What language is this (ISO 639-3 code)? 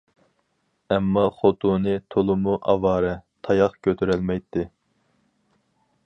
uig